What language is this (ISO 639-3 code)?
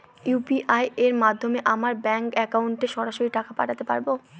ben